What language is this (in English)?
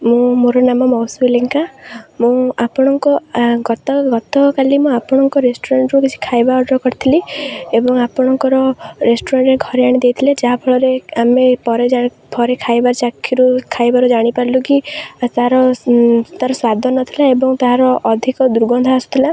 Odia